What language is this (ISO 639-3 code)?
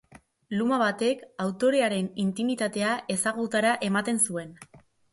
eus